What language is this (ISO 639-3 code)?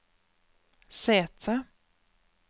nor